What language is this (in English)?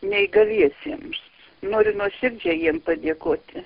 Lithuanian